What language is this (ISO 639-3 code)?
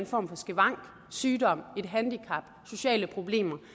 dan